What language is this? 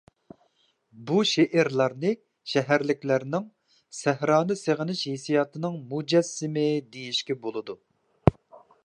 Uyghur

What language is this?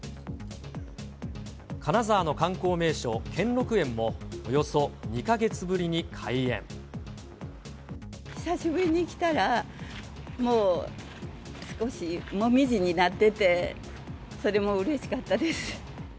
Japanese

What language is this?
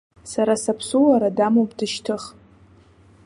Abkhazian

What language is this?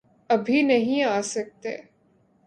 Urdu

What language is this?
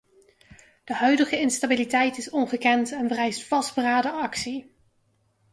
Dutch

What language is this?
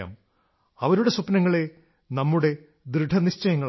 Malayalam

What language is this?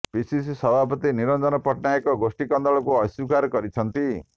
Odia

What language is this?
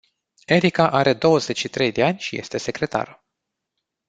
Romanian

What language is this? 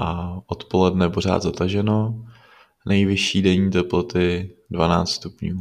Czech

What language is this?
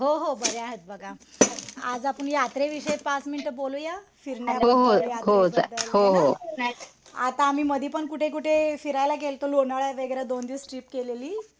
Marathi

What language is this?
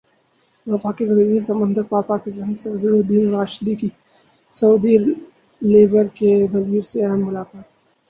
Urdu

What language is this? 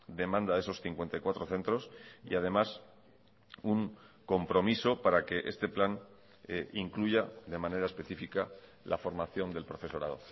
Spanish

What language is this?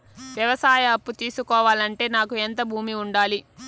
Telugu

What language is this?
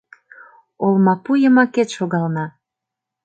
Mari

